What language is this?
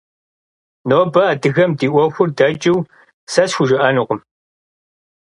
Kabardian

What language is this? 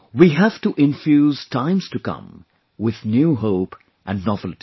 English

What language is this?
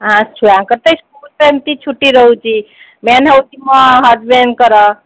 Odia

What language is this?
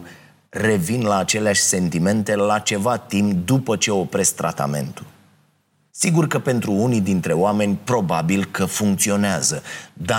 Romanian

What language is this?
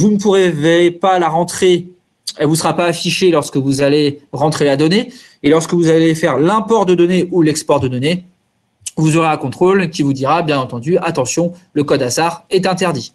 French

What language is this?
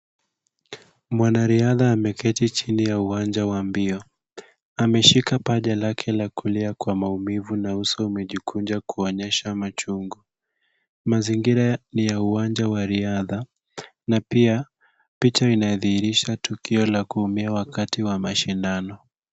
Swahili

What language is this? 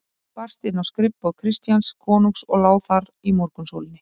Icelandic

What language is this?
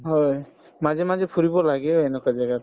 Assamese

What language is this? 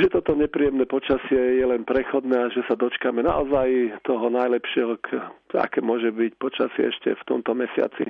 Slovak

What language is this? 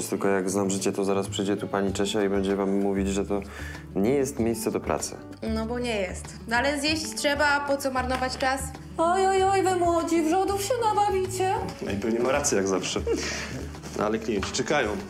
Polish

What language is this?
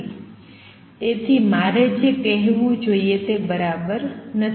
Gujarati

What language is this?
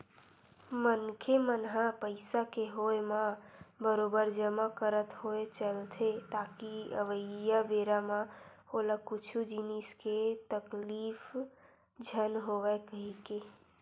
Chhattisgarhi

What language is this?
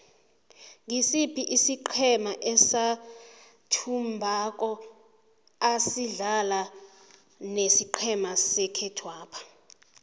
South Ndebele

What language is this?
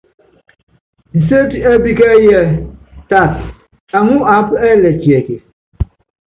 Yangben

